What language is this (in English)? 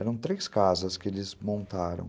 Portuguese